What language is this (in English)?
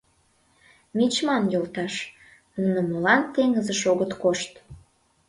Mari